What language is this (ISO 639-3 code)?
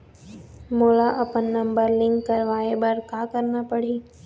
hne